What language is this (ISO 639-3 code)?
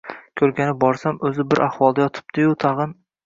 uzb